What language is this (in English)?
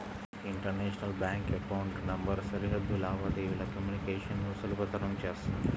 Telugu